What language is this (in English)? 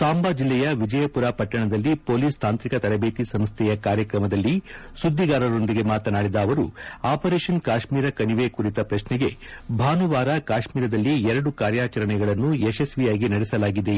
Kannada